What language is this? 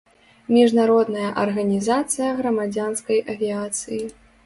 Belarusian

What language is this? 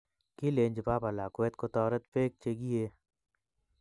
Kalenjin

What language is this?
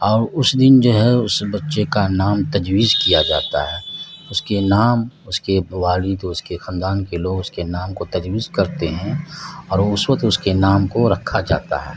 Urdu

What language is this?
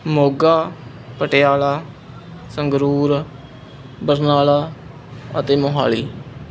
Punjabi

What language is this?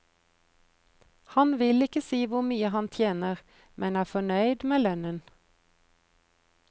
Norwegian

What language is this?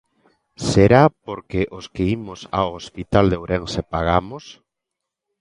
Galician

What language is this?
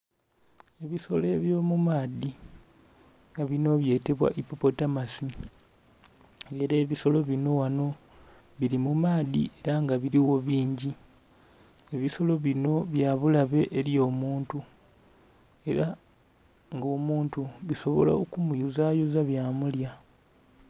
Soga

